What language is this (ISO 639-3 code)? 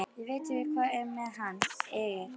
isl